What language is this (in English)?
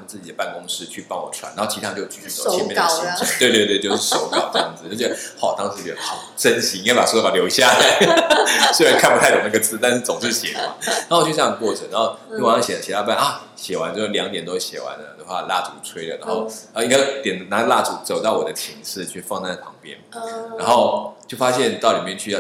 Chinese